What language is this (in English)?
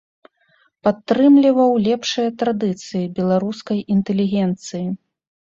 Belarusian